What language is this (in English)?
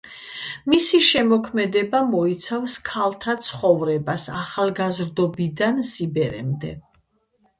Georgian